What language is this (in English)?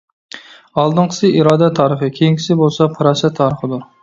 Uyghur